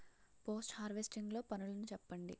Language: Telugu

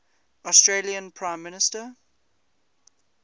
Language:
English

